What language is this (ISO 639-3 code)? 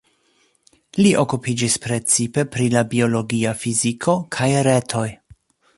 epo